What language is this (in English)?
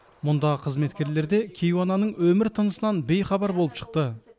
Kazakh